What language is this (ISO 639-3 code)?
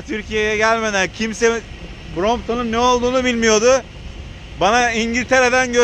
tur